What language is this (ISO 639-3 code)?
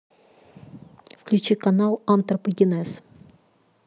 rus